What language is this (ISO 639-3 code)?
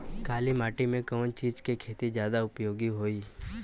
bho